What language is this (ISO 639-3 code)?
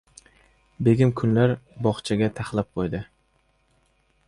uzb